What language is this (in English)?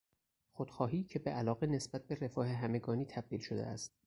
Persian